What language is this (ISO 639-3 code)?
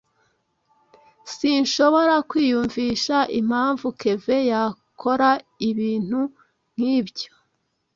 kin